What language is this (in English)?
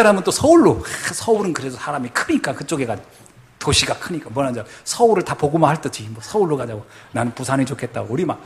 Korean